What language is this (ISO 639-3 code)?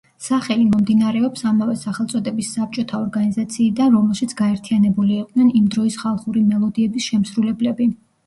kat